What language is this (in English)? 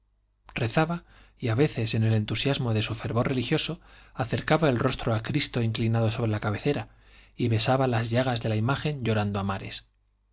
Spanish